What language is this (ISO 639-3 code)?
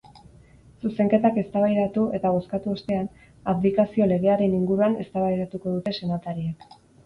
eus